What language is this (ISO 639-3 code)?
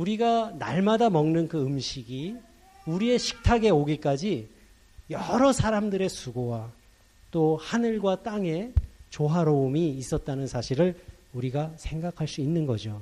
kor